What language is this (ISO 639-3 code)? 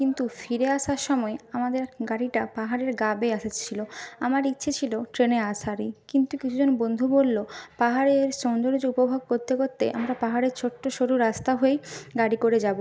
ben